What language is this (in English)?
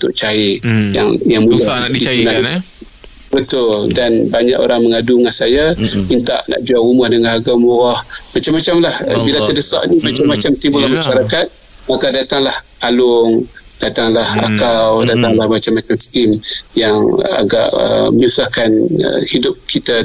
Malay